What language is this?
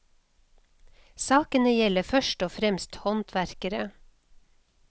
Norwegian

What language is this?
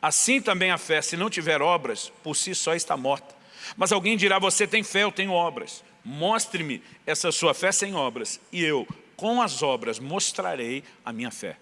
Portuguese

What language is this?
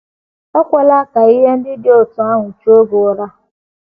Igbo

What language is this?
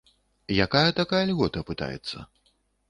Belarusian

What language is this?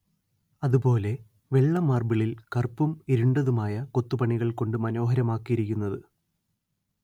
Malayalam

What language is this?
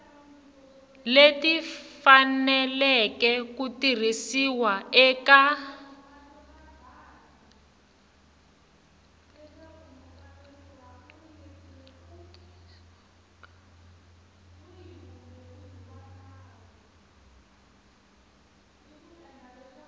Tsonga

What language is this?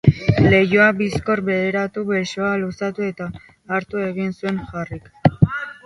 Basque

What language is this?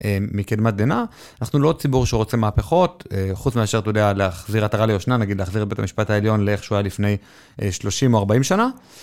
Hebrew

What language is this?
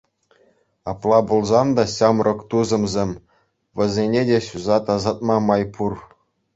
Chuvash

